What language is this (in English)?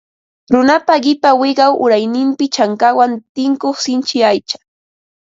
Ambo-Pasco Quechua